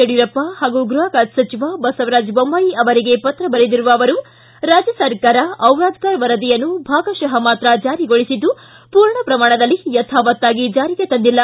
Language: Kannada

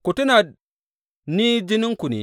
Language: Hausa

